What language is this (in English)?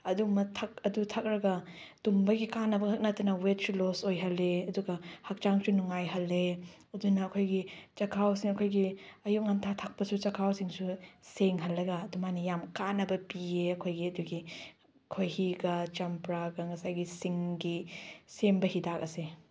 Manipuri